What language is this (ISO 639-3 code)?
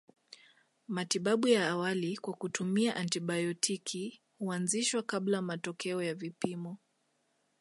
swa